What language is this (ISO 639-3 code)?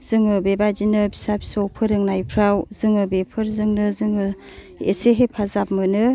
brx